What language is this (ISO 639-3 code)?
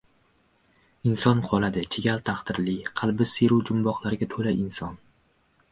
uzb